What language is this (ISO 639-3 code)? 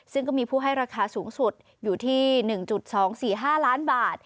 tha